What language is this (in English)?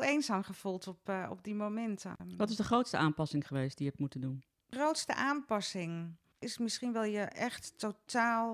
Dutch